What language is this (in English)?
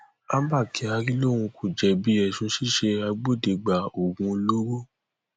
Yoruba